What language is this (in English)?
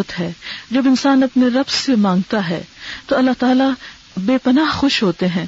Urdu